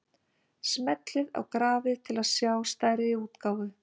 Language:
Icelandic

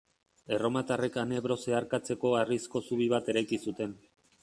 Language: Basque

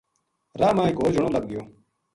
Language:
Gujari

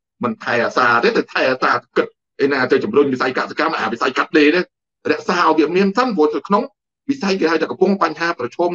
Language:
Thai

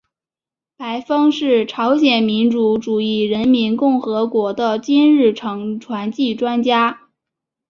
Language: Chinese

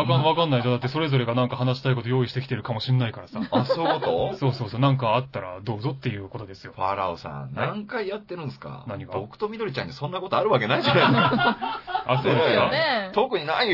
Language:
Japanese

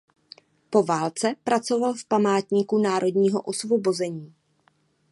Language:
Czech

